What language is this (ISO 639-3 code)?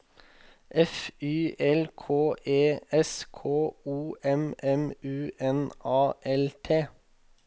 nor